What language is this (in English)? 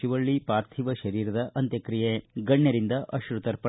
Kannada